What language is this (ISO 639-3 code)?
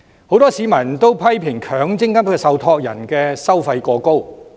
yue